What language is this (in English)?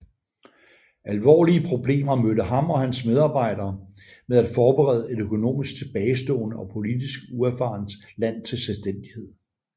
Danish